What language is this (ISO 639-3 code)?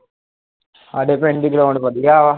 pan